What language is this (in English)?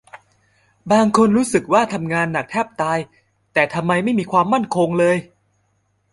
Thai